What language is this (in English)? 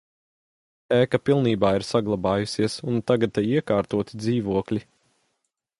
Latvian